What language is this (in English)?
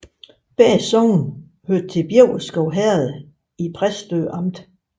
Danish